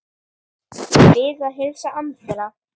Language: Icelandic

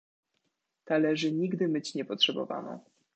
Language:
Polish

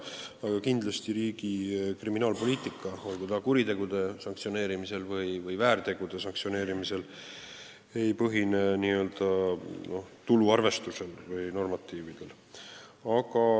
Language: Estonian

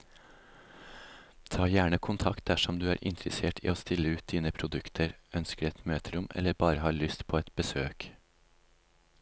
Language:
Norwegian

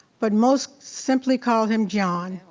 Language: English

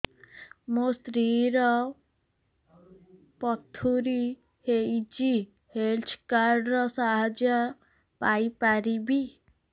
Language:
Odia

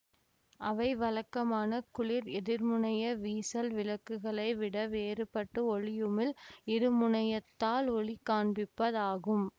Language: Tamil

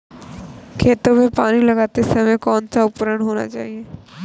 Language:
Hindi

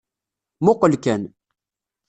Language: Kabyle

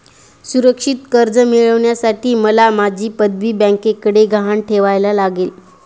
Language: Marathi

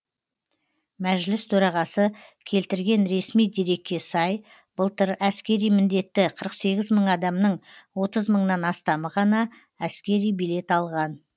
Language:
Kazakh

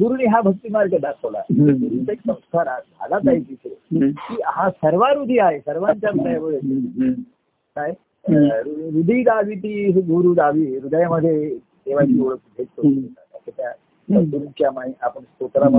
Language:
Marathi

